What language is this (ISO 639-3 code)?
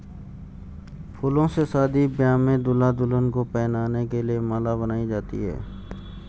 hin